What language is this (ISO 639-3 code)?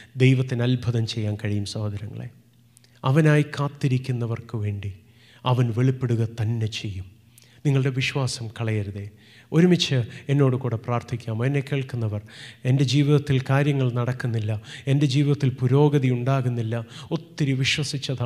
mal